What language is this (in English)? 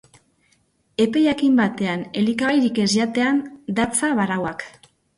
Basque